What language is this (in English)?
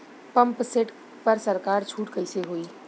Bhojpuri